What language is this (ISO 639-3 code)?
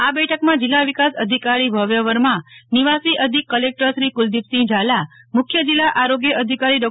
guj